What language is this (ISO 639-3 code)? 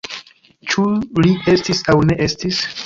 epo